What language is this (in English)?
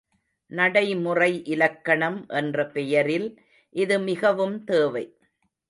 Tamil